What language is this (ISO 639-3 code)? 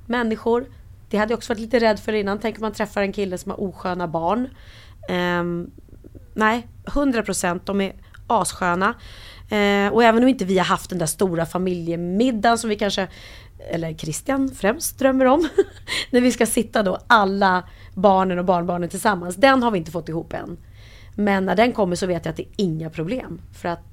swe